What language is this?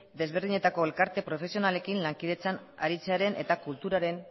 Basque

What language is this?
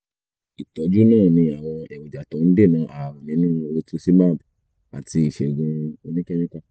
Yoruba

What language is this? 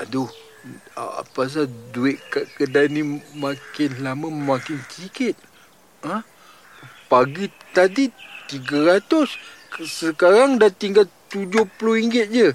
Malay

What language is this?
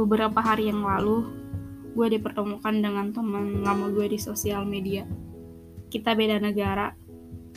Indonesian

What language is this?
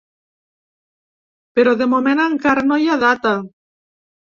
Catalan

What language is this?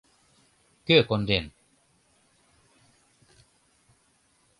Mari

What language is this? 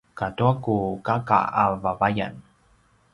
Paiwan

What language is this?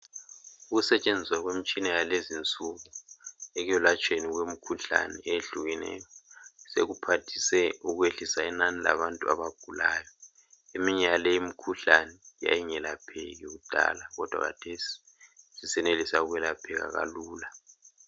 North Ndebele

